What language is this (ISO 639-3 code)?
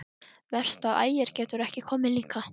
isl